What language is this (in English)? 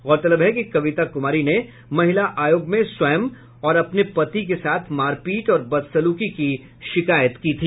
Hindi